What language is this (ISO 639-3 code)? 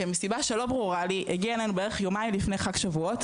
heb